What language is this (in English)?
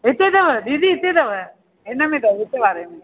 Sindhi